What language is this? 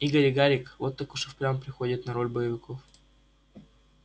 Russian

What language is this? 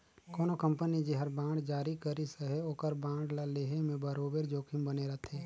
Chhattisgarhi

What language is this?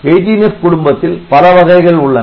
Tamil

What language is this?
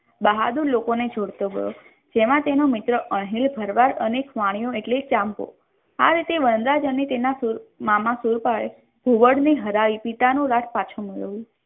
Gujarati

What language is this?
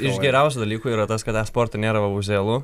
Lithuanian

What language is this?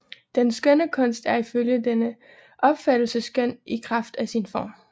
Danish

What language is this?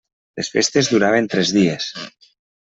Catalan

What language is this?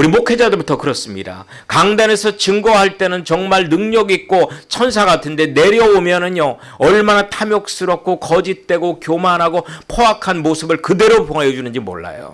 Korean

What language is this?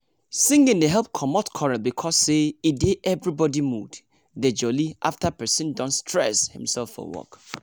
Nigerian Pidgin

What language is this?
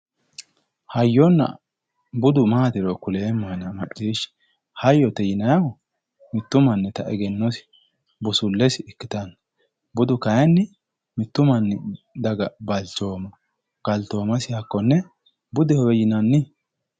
Sidamo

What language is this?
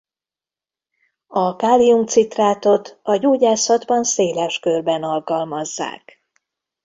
Hungarian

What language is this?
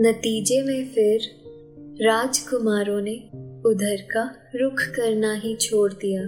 Hindi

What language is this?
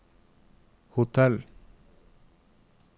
Norwegian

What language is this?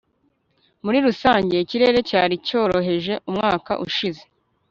Kinyarwanda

